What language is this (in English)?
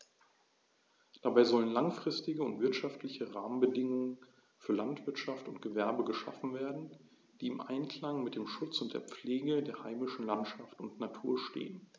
German